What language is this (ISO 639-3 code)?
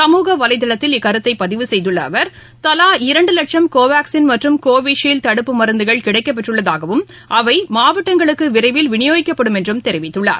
tam